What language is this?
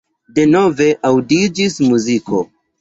Esperanto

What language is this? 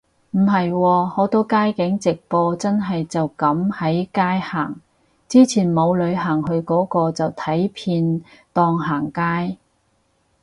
Cantonese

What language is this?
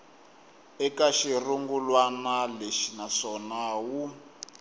Tsonga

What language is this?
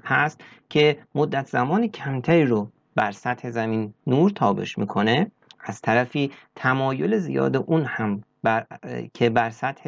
Persian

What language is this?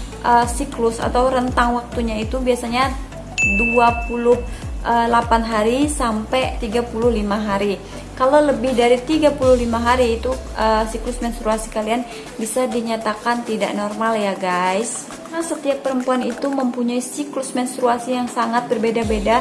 Indonesian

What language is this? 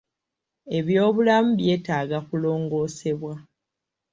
Ganda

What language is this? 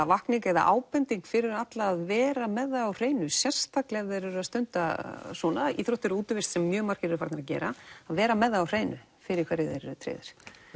Icelandic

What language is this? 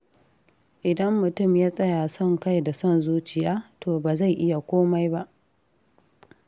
Hausa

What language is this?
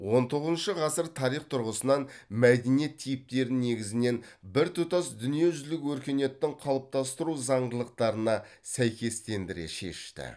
Kazakh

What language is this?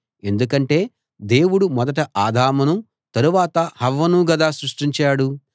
Telugu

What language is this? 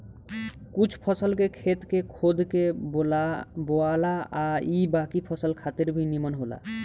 Bhojpuri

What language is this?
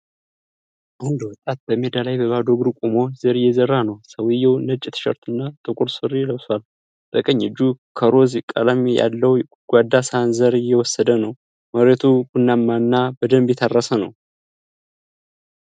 Amharic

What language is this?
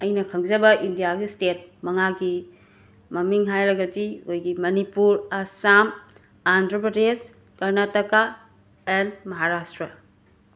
Manipuri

